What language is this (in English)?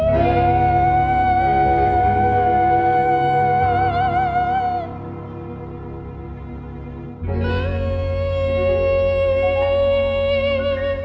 Thai